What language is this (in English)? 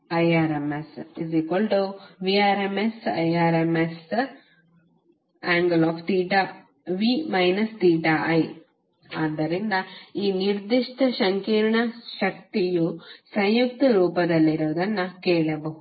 Kannada